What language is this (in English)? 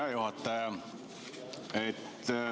Estonian